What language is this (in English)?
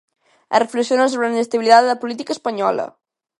Galician